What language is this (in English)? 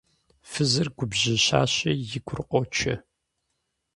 Kabardian